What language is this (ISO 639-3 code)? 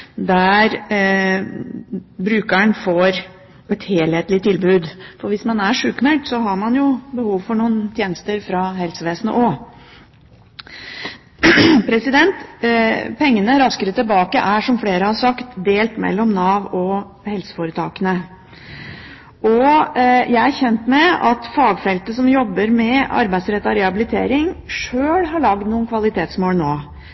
nob